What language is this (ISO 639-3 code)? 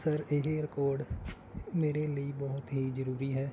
pan